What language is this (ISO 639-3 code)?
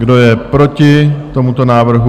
ces